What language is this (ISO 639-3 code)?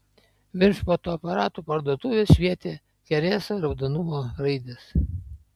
lit